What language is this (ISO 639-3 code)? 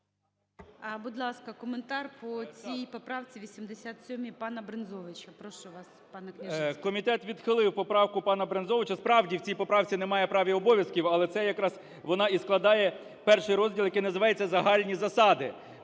ukr